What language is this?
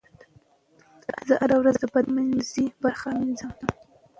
Pashto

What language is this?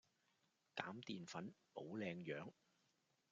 Cantonese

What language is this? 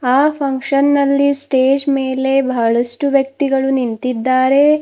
Kannada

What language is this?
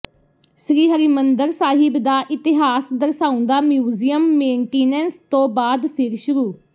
Punjabi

